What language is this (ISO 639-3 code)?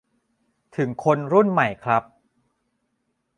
tha